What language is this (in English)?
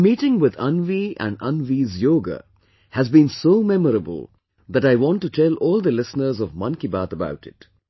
English